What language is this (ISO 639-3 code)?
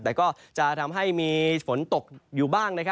tha